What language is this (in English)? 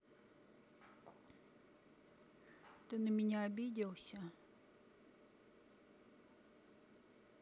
Russian